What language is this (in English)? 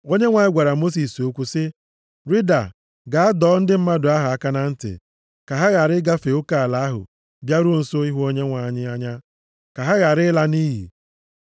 Igbo